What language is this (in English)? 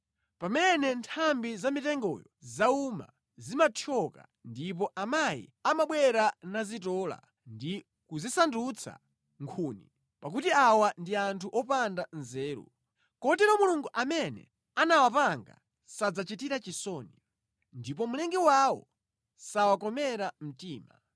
Nyanja